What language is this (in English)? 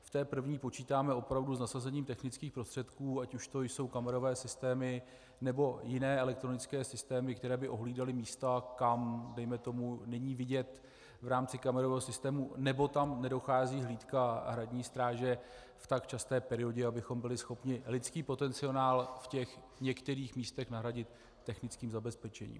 Czech